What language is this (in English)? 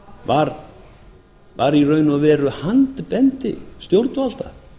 Icelandic